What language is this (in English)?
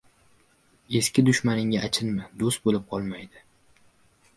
Uzbek